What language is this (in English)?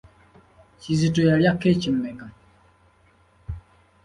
Ganda